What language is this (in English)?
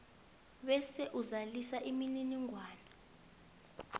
South Ndebele